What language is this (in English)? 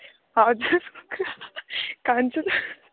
Nepali